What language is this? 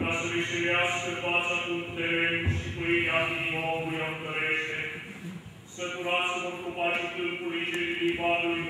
Romanian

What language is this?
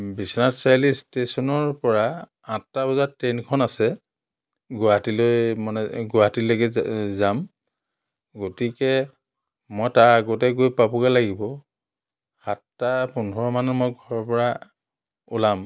Assamese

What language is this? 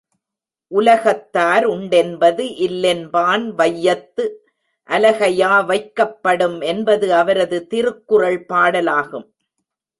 Tamil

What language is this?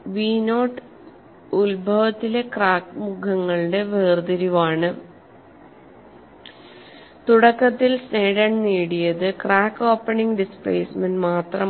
Malayalam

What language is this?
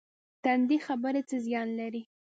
Pashto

